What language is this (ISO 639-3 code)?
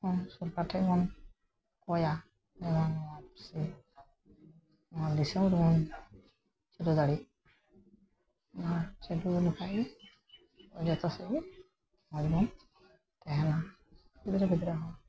sat